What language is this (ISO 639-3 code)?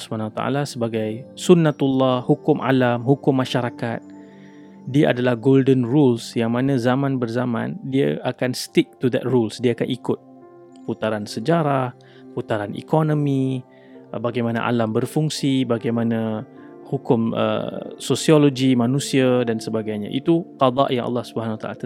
msa